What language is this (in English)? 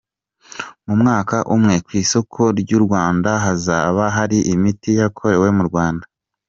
Kinyarwanda